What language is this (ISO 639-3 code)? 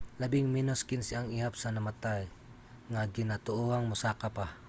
ceb